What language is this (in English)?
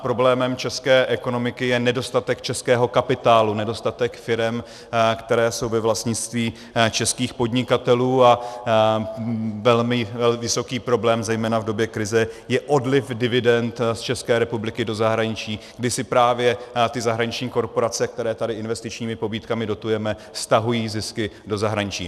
Czech